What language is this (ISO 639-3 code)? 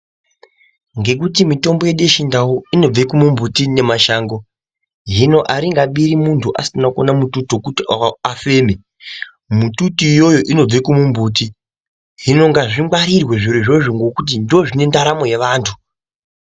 ndc